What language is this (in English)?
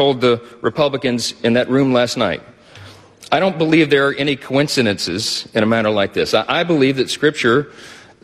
Filipino